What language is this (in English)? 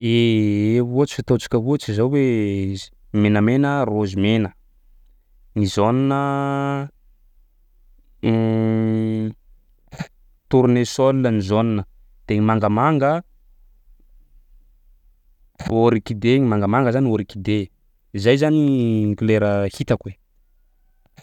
Sakalava Malagasy